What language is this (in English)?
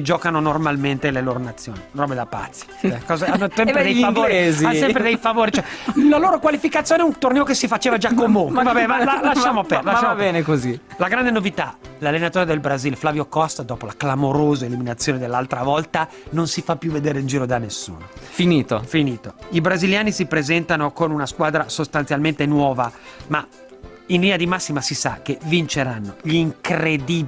Italian